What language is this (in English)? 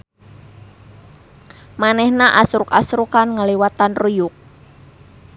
Sundanese